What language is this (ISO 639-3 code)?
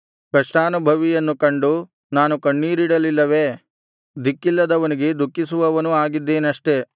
kan